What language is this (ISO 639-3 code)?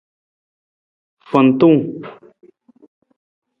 nmz